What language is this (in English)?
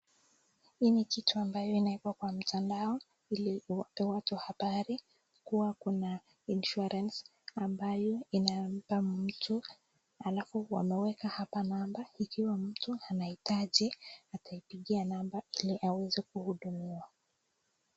Swahili